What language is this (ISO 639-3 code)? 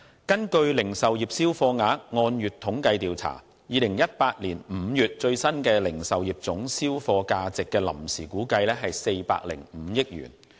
yue